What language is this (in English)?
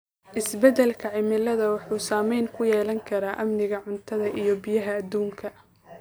Somali